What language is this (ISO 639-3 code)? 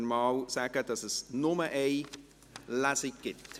gsw